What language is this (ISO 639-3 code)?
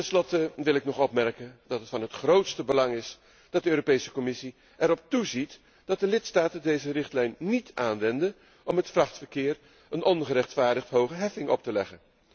nld